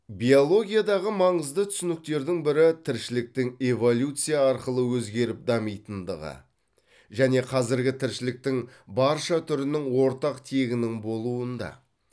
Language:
Kazakh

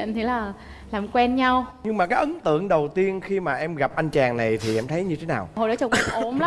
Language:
Vietnamese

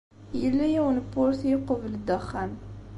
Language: Kabyle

